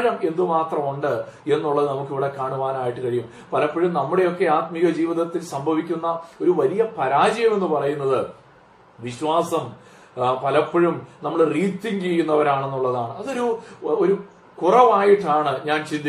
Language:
Malayalam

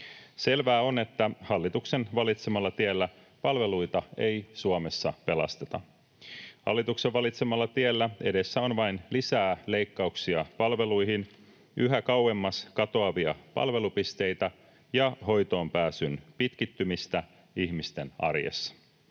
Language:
Finnish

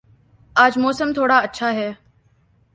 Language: Urdu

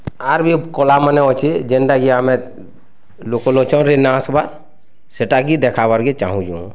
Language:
Odia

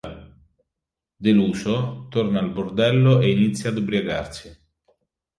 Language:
Italian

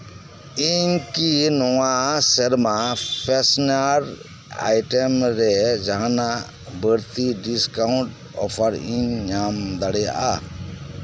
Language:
Santali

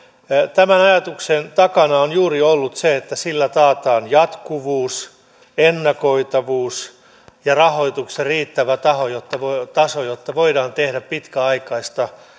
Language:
Finnish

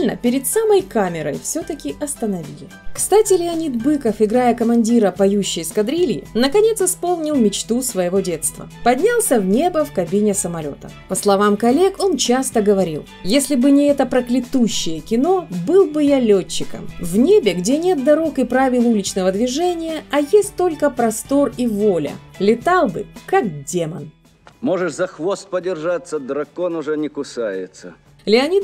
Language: Russian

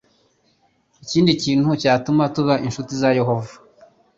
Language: Kinyarwanda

